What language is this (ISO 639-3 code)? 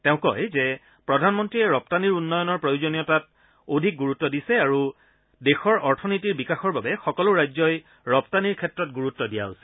asm